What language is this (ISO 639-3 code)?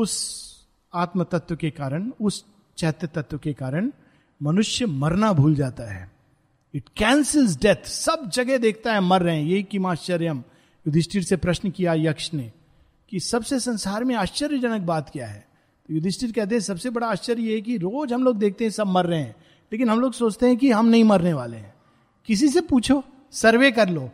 hin